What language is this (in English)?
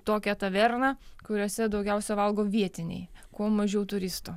Lithuanian